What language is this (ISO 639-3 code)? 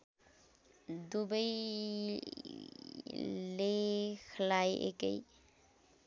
nep